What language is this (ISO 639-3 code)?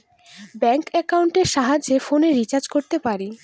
ben